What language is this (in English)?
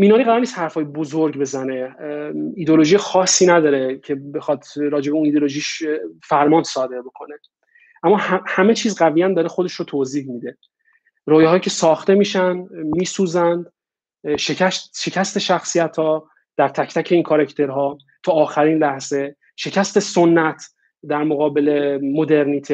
Persian